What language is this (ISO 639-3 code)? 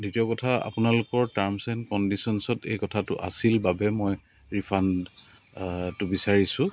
asm